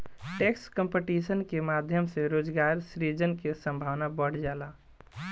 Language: Bhojpuri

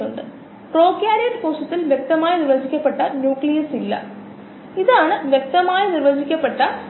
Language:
Malayalam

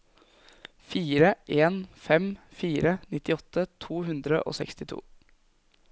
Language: Norwegian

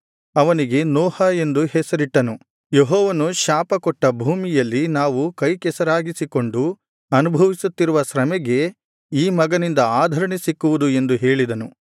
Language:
Kannada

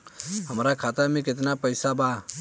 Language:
Bhojpuri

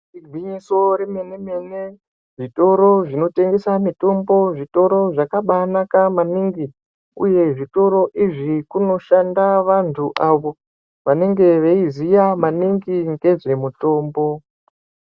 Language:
Ndau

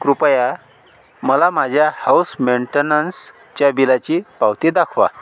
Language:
Marathi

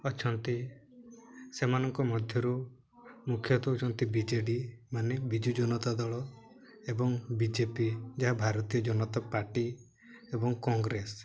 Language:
Odia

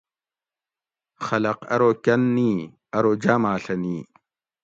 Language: Gawri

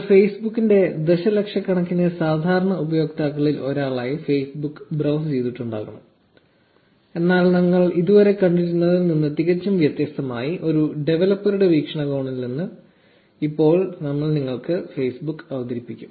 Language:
Malayalam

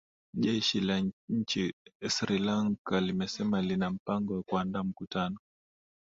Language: Swahili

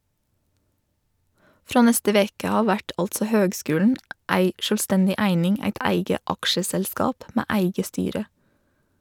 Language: Norwegian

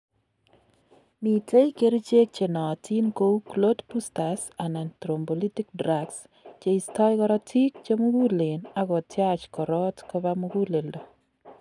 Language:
Kalenjin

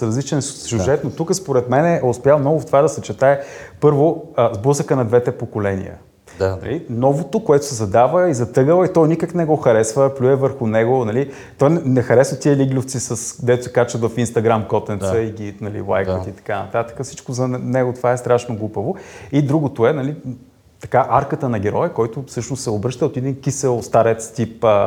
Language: Bulgarian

